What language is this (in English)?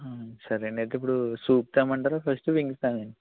Telugu